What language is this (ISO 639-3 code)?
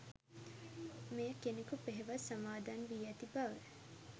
sin